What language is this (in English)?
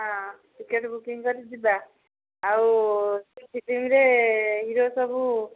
Odia